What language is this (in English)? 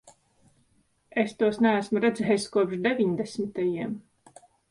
Latvian